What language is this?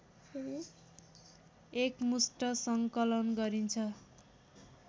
Nepali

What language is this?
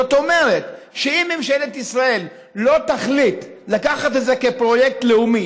Hebrew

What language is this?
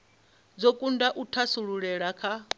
Venda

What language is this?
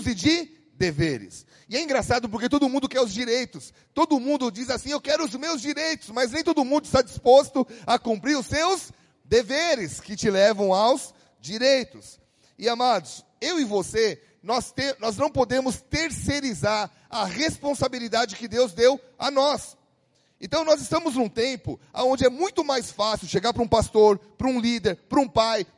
Portuguese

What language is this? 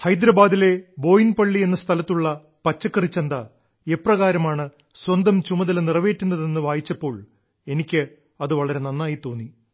Malayalam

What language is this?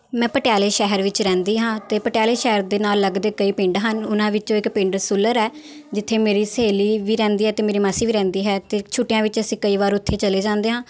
Punjabi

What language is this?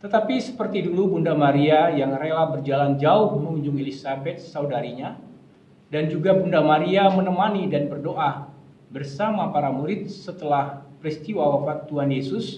Indonesian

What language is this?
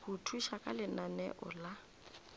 Northern Sotho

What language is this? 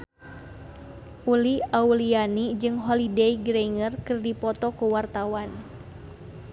Sundanese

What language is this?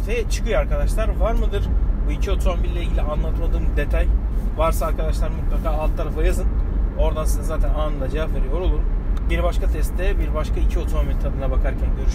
Turkish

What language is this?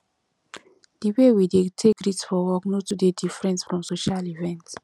Nigerian Pidgin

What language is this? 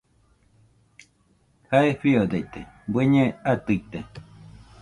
Nüpode Huitoto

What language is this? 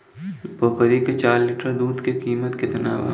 Bhojpuri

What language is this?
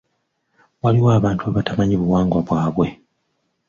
Ganda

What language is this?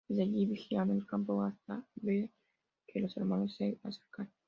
Spanish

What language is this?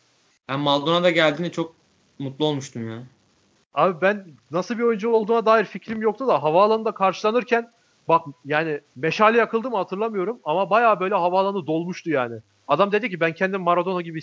Turkish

